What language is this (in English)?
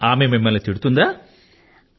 Telugu